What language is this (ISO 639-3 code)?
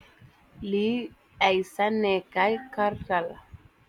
wol